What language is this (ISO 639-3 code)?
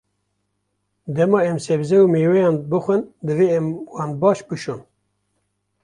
kur